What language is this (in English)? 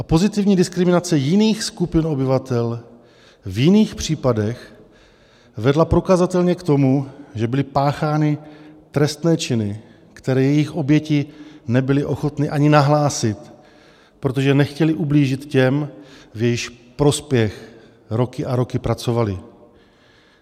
Czech